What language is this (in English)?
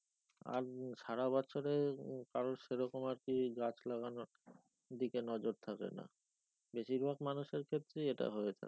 Bangla